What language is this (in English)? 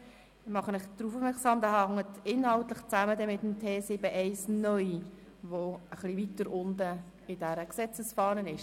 Swiss German